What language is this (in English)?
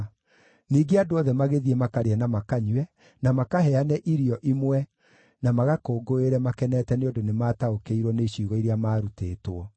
Kikuyu